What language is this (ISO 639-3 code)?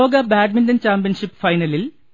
mal